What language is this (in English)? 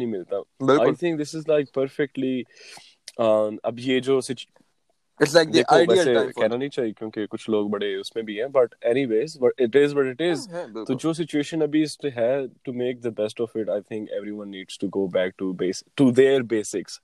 Urdu